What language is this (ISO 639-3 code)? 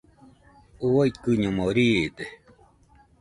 hux